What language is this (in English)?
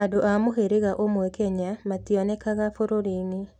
Kikuyu